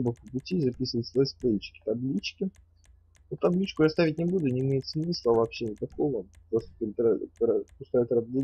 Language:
Russian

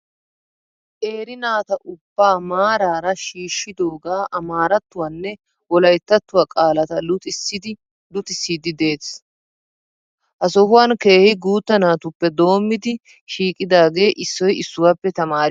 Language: Wolaytta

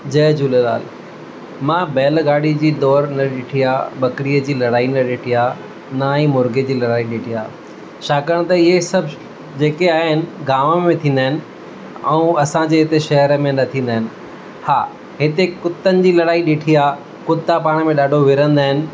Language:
Sindhi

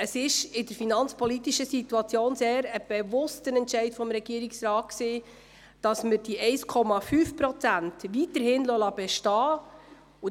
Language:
Swiss German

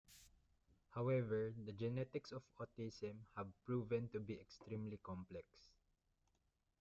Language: English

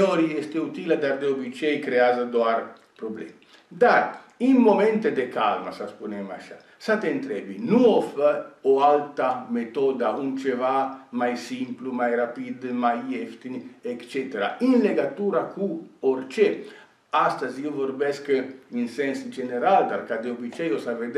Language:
Romanian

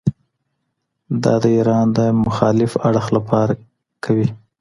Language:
Pashto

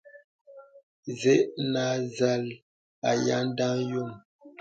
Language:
Bebele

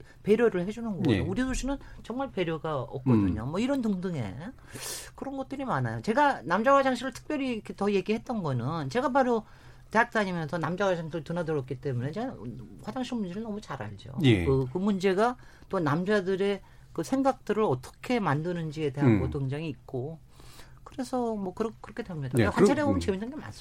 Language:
Korean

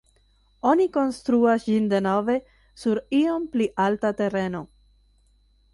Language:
Esperanto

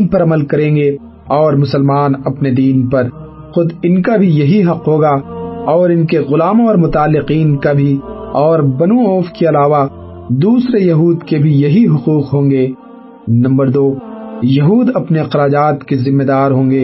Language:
Urdu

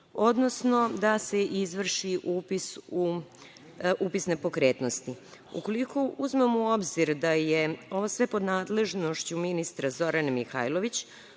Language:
Serbian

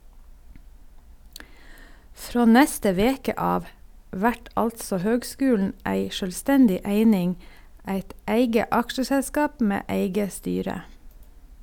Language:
Norwegian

